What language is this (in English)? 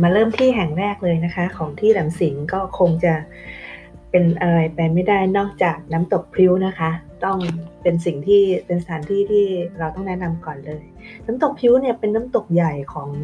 Thai